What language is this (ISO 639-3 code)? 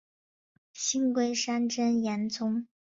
zho